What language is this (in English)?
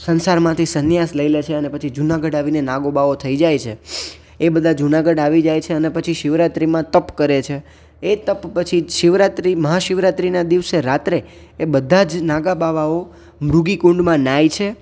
Gujarati